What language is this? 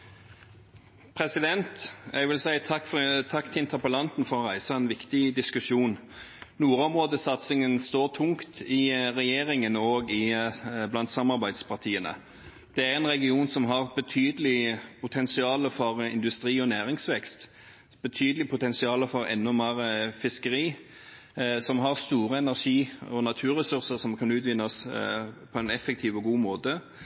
Norwegian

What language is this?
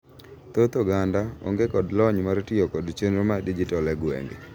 Luo (Kenya and Tanzania)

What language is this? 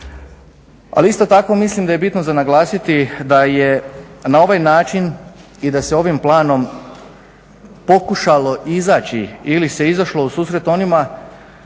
Croatian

